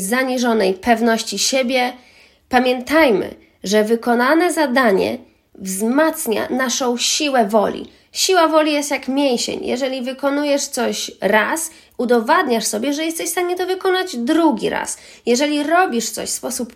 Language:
Polish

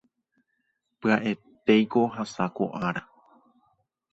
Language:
Guarani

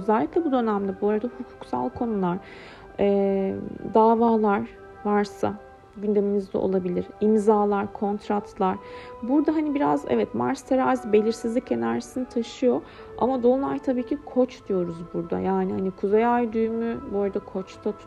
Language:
Turkish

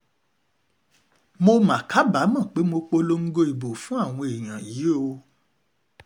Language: Yoruba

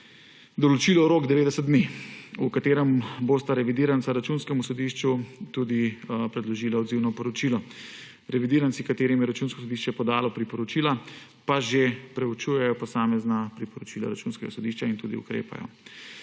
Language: Slovenian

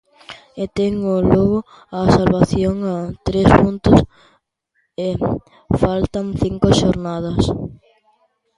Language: Galician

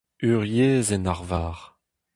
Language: Breton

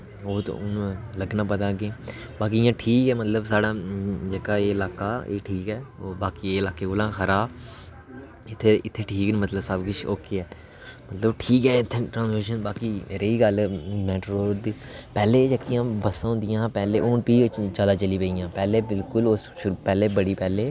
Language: Dogri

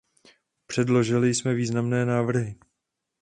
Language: Czech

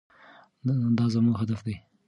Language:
Pashto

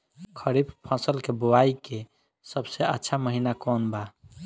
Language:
Bhojpuri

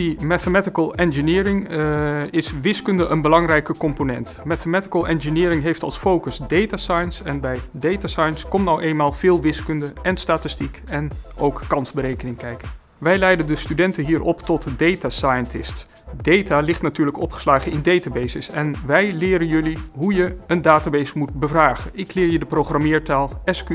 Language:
Dutch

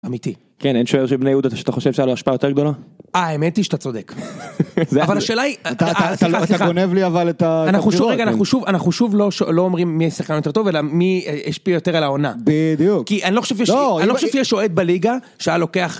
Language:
Hebrew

